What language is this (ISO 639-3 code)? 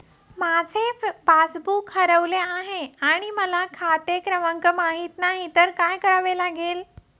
mar